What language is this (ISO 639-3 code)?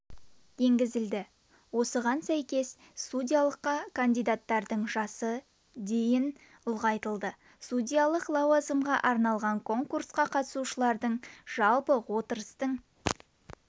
kaz